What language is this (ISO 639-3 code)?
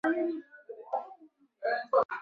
zho